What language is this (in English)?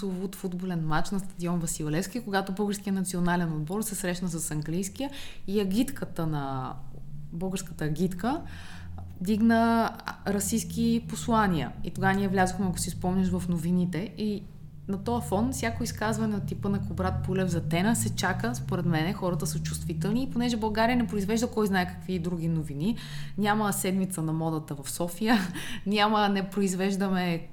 Bulgarian